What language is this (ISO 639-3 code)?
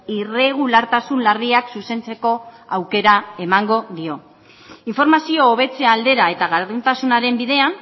eus